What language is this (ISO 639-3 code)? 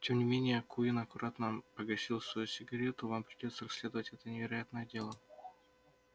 rus